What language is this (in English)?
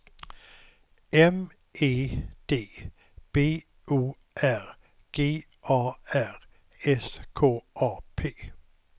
Swedish